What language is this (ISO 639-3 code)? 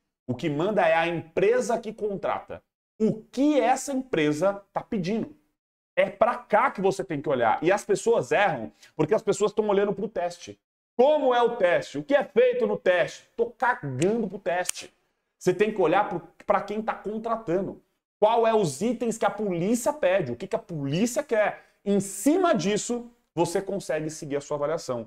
por